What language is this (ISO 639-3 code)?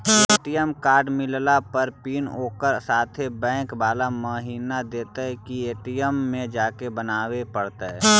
mag